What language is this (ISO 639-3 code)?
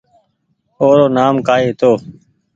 gig